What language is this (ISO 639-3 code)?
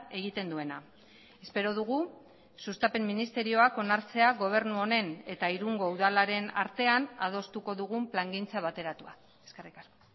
eus